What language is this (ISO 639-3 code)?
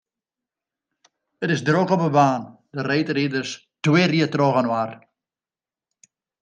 fry